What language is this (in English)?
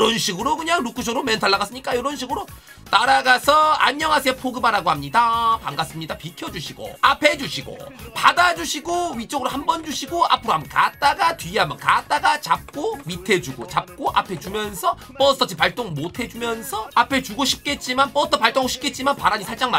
Korean